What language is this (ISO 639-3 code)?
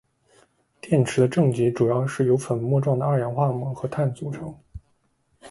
zho